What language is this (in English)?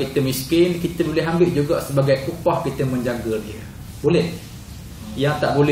Malay